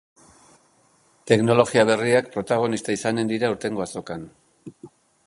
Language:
Basque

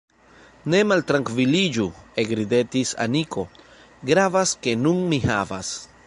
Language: Esperanto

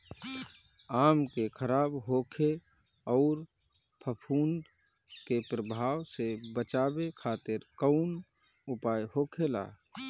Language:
Bhojpuri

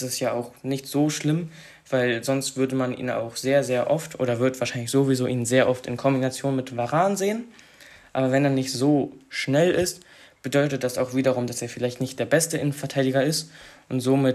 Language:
German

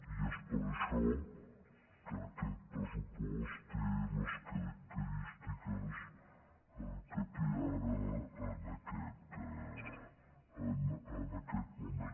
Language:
Catalan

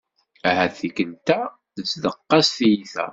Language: Kabyle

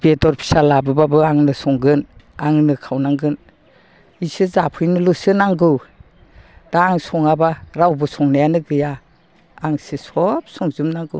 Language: Bodo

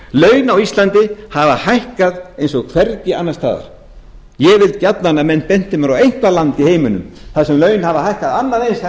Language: Icelandic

